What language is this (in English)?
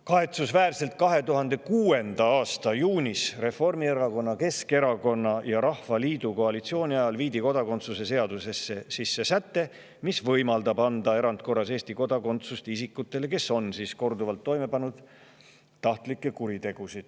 Estonian